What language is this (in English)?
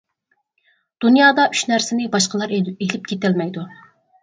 Uyghur